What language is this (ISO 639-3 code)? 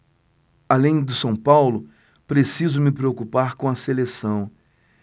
por